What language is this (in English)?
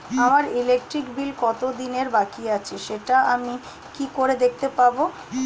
Bangla